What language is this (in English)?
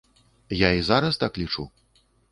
Belarusian